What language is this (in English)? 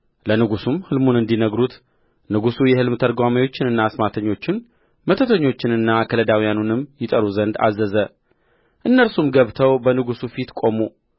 Amharic